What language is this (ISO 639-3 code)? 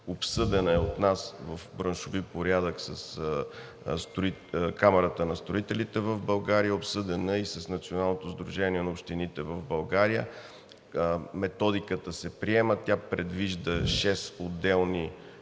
bul